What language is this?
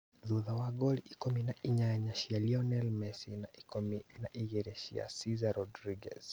Kikuyu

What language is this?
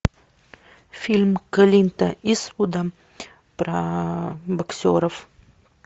Russian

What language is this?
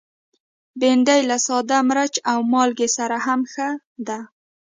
Pashto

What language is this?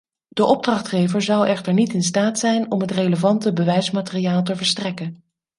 Dutch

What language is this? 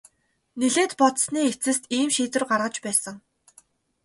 Mongolian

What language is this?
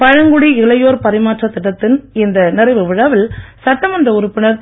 Tamil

